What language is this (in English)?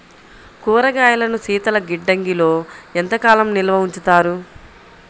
Telugu